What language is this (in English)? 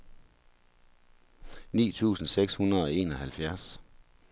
Danish